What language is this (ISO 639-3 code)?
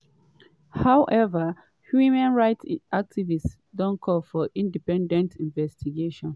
pcm